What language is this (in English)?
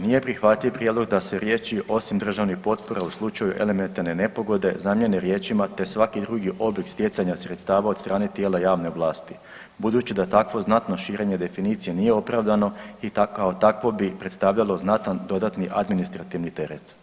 Croatian